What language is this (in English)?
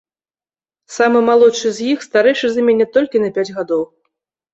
Belarusian